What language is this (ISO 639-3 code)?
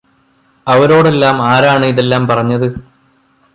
mal